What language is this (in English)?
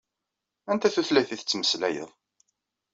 Kabyle